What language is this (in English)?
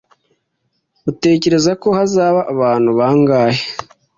Kinyarwanda